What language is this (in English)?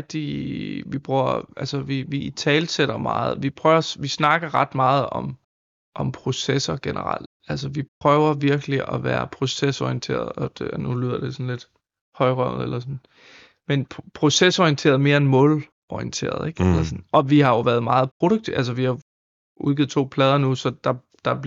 Danish